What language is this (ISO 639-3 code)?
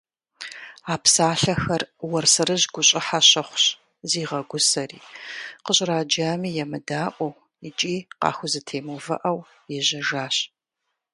kbd